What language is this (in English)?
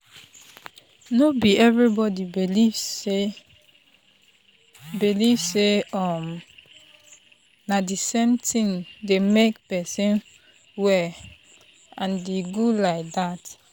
Nigerian Pidgin